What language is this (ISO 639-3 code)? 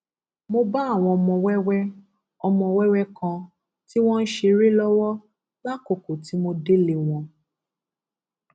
yor